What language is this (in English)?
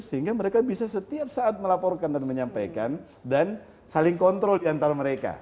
Indonesian